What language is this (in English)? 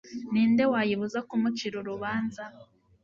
Kinyarwanda